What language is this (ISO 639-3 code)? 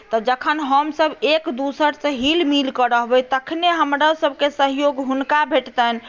mai